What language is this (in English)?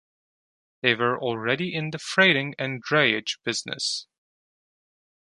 English